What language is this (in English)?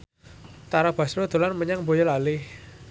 Javanese